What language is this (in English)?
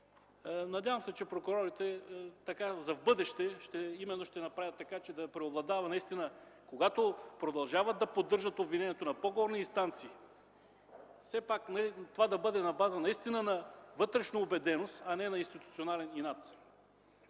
Bulgarian